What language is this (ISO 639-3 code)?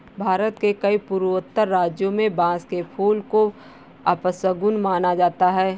hin